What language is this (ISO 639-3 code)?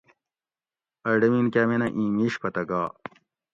gwc